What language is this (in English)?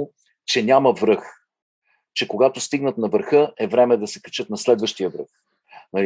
Bulgarian